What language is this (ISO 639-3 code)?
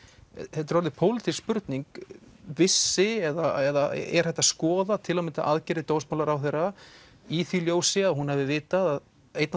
isl